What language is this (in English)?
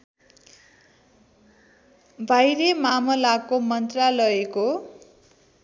Nepali